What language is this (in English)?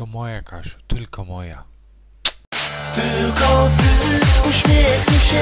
Polish